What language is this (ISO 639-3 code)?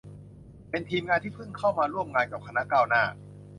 tha